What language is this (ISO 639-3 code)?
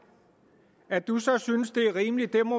dan